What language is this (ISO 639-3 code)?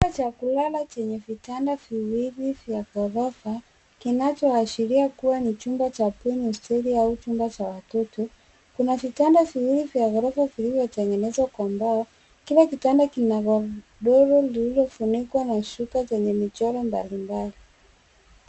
swa